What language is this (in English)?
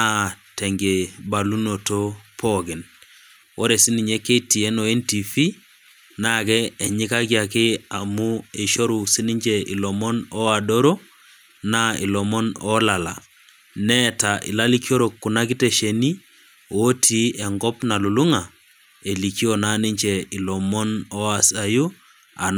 Masai